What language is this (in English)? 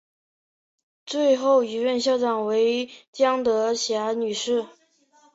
Chinese